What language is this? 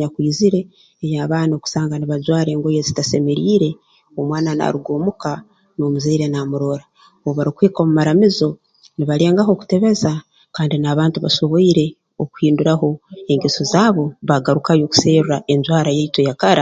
Tooro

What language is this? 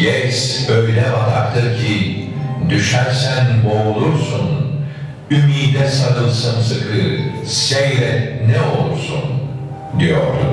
Turkish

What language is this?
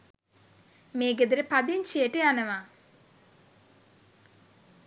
Sinhala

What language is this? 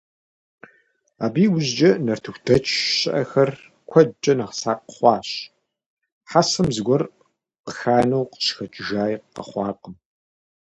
Kabardian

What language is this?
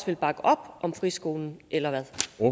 Danish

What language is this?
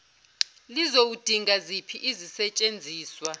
Zulu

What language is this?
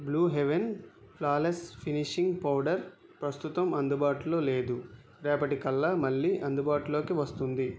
Telugu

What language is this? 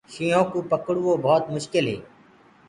Gurgula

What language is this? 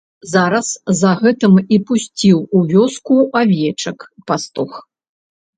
Belarusian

